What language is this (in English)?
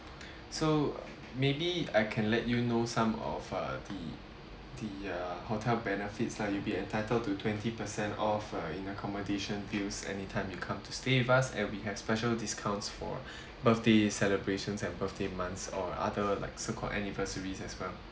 English